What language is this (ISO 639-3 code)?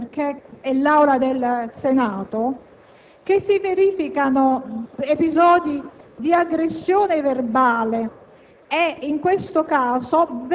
ita